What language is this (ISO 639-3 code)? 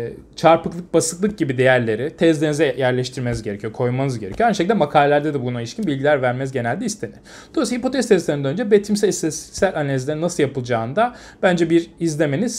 tur